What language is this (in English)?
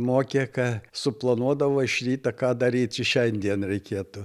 Lithuanian